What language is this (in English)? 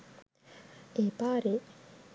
Sinhala